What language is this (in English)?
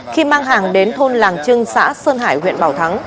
Vietnamese